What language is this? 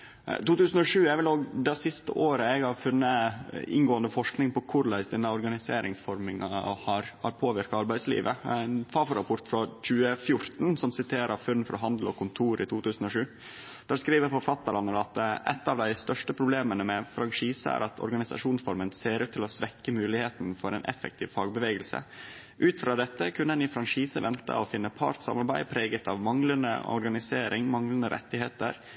Norwegian Nynorsk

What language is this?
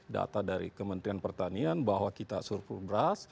Indonesian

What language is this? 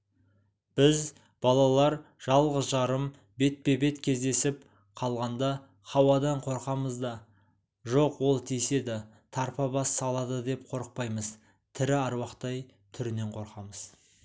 Kazakh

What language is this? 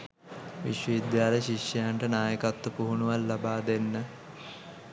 Sinhala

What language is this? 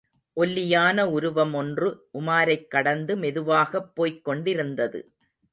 Tamil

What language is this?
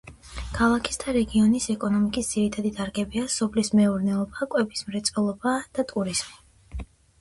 Georgian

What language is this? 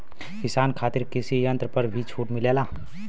Bhojpuri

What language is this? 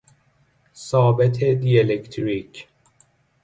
Persian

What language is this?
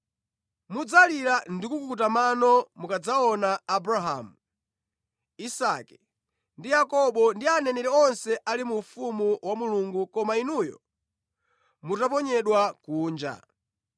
Nyanja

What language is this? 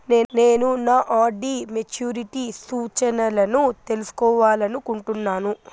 Telugu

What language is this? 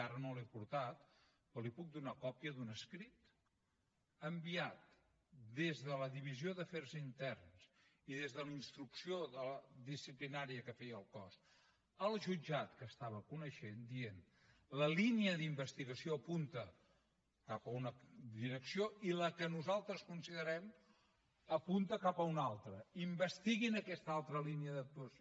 Catalan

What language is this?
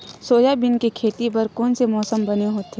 Chhattisgarhi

